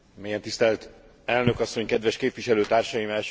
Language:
Hungarian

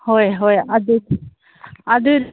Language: Manipuri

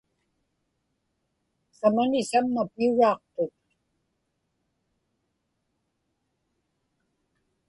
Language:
Inupiaq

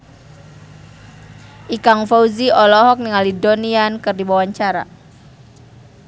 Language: Sundanese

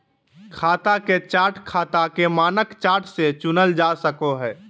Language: Magahi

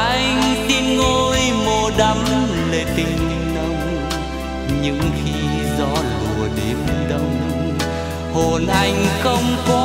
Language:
Vietnamese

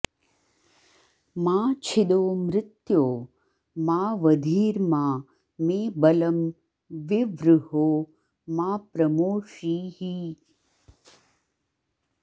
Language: Sanskrit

